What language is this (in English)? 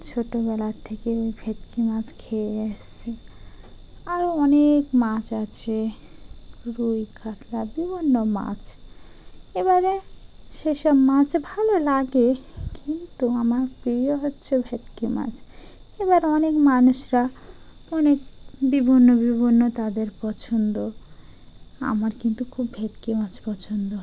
Bangla